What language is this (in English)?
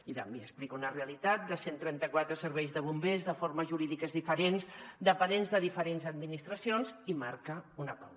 Catalan